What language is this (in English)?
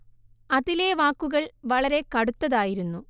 Malayalam